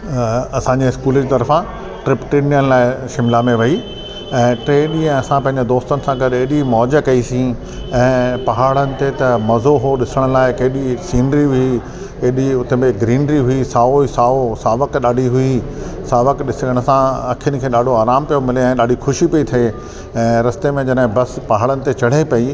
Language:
Sindhi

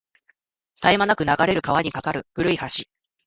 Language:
Japanese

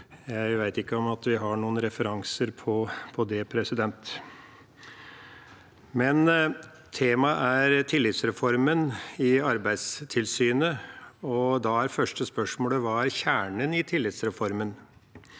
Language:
Norwegian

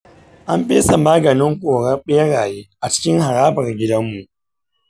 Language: Hausa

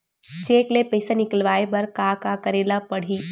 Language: Chhattisgarhi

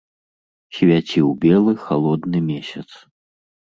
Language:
Belarusian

